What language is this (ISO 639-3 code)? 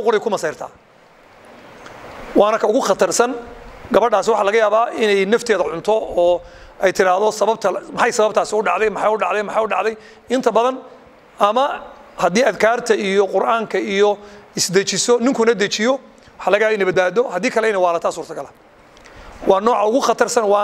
ara